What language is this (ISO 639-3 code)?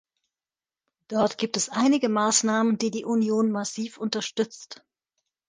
deu